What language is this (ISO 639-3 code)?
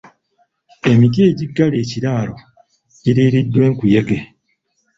lug